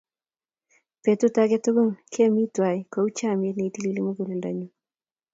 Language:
Kalenjin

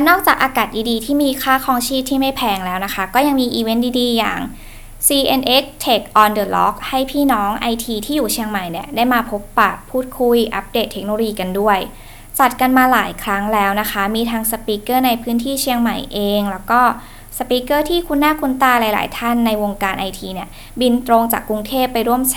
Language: Thai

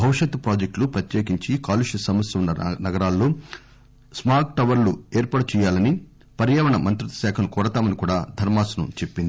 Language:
Telugu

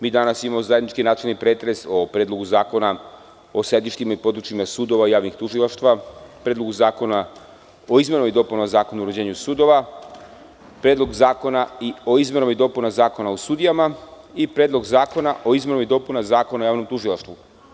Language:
Serbian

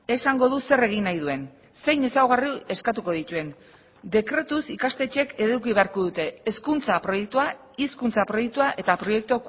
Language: Basque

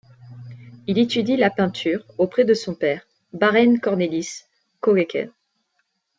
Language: French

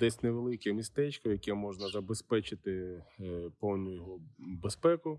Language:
Ukrainian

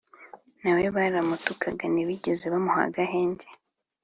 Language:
Kinyarwanda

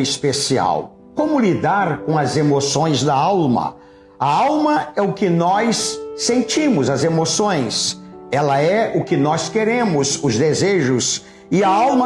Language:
Portuguese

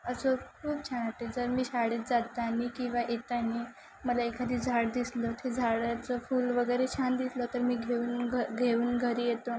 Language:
Marathi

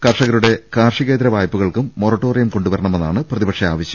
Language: Malayalam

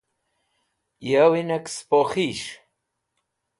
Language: Wakhi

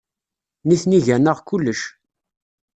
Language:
Kabyle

